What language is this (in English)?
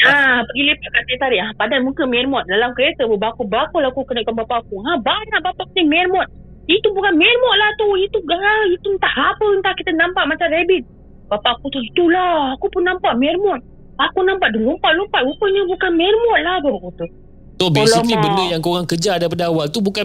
Malay